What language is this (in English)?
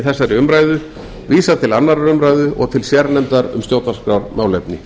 Icelandic